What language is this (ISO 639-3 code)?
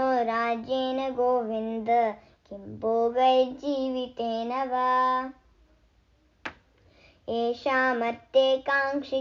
hin